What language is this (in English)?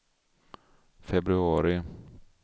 Swedish